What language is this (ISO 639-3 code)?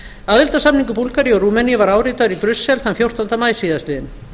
isl